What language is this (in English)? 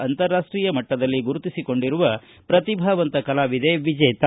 Kannada